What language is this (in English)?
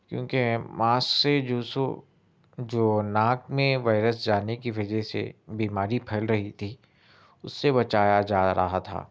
Urdu